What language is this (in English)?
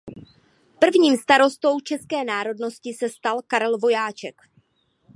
Czech